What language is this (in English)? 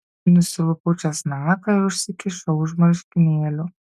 Lithuanian